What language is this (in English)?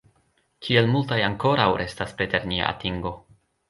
Esperanto